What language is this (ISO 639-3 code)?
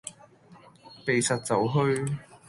yue